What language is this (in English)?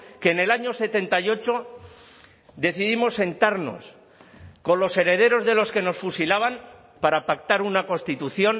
Spanish